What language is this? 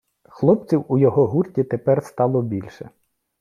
Ukrainian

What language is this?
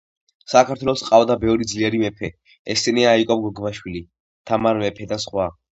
Georgian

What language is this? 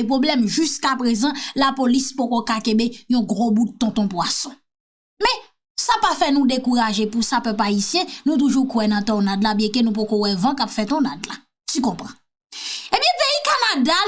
French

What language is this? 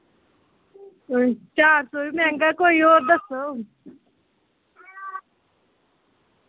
Dogri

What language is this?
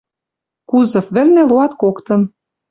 Western Mari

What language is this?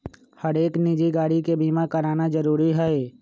Magahi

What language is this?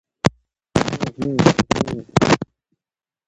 Indus Kohistani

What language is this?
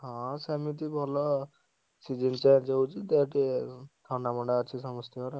Odia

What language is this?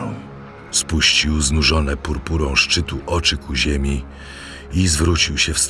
Polish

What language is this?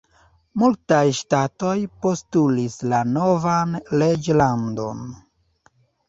Esperanto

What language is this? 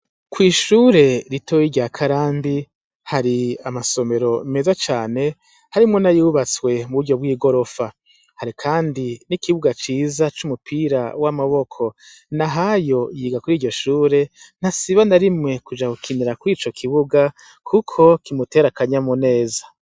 Rundi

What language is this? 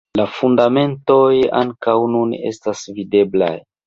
Esperanto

